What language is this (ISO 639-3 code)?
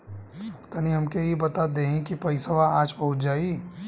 bho